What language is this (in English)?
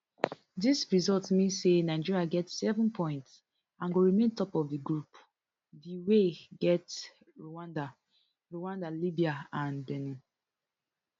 Nigerian Pidgin